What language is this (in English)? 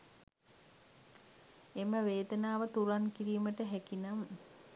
Sinhala